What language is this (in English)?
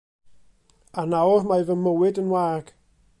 Welsh